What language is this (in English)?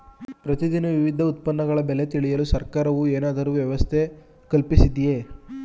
Kannada